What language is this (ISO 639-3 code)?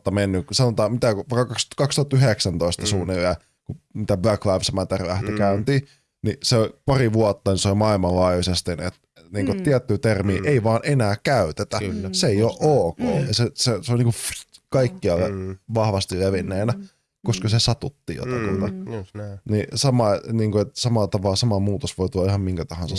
fin